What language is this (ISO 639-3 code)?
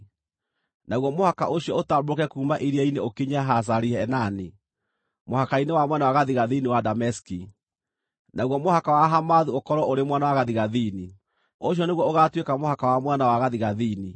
kik